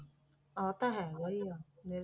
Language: Punjabi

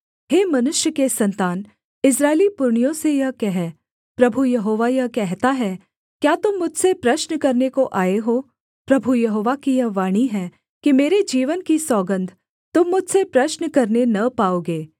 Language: Hindi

